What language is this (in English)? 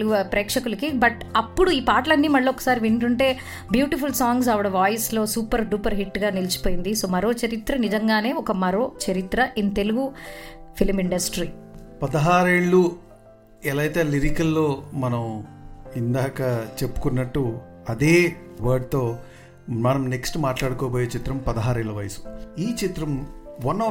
Telugu